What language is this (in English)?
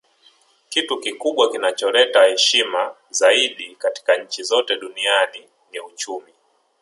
Swahili